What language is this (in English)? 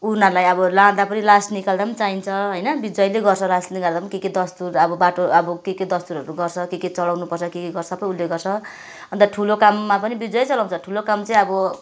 Nepali